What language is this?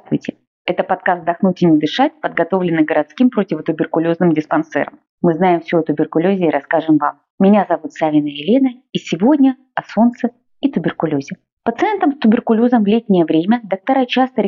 Russian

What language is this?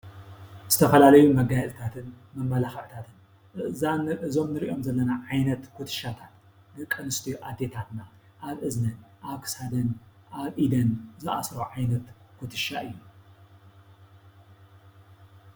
Tigrinya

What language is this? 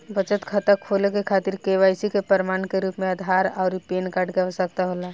Bhojpuri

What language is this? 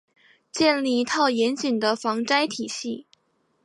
Chinese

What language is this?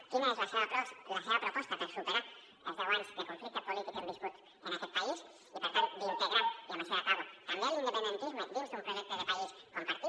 Catalan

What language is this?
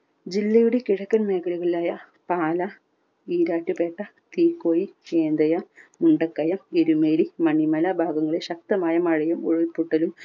Malayalam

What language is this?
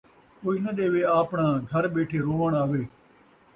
Saraiki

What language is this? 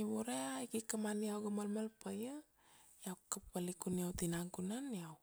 Kuanua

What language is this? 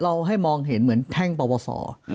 Thai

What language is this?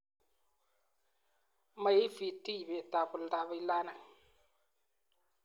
Kalenjin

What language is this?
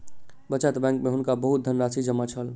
Maithili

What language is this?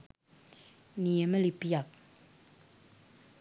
Sinhala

